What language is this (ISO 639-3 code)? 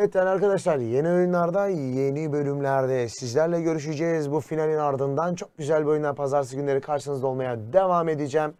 tur